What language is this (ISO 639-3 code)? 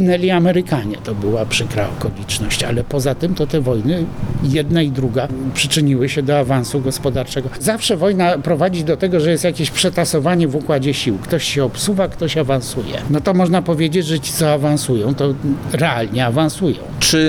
pol